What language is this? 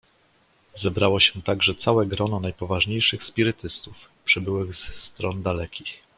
Polish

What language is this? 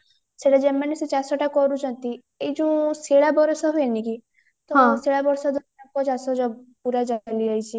Odia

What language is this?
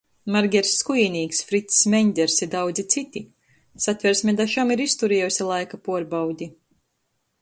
Latgalian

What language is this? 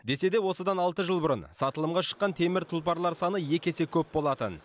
Kazakh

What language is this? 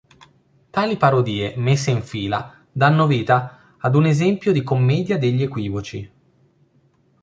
Italian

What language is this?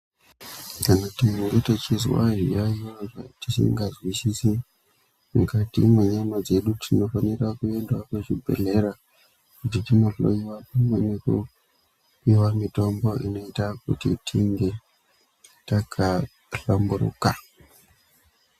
Ndau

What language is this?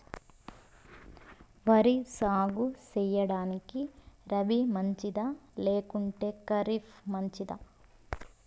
Telugu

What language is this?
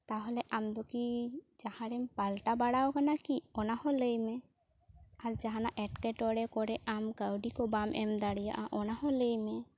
Santali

